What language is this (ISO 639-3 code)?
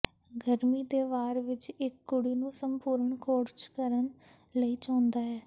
pan